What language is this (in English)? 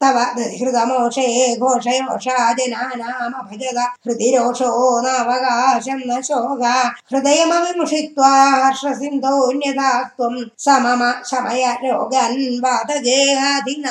Tamil